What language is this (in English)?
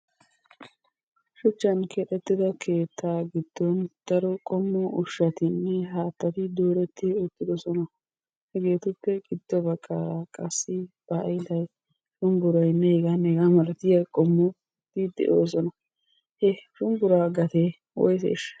Wolaytta